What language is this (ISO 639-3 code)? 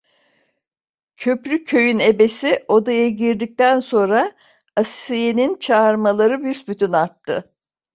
tur